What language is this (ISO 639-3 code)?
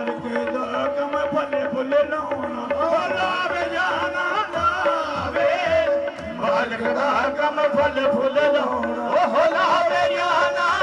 pan